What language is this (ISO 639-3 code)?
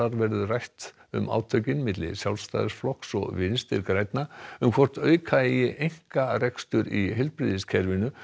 isl